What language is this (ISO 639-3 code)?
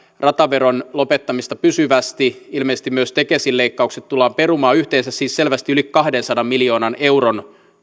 fin